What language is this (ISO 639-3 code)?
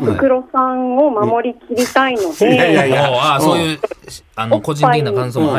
jpn